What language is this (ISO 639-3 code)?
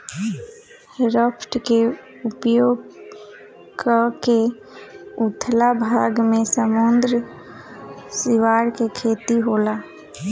bho